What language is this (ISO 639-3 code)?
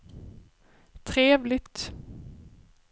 swe